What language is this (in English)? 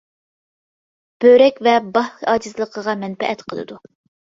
Uyghur